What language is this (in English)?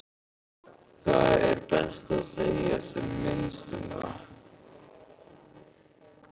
Icelandic